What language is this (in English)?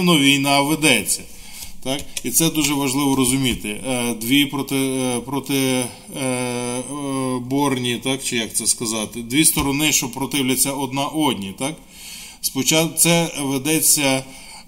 Ukrainian